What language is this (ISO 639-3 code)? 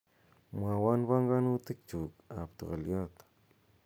kln